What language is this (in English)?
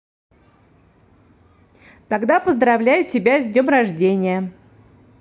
Russian